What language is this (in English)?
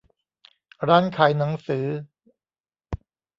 Thai